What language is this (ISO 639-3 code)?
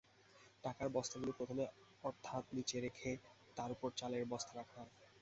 ben